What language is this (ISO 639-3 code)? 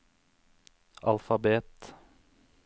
nor